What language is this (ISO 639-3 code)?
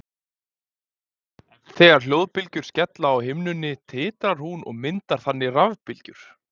isl